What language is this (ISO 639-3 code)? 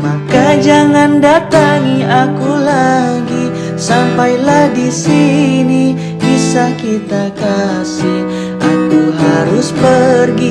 ind